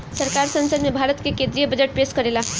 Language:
Bhojpuri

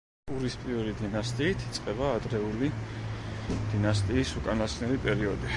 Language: Georgian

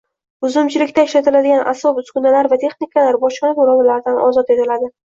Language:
Uzbek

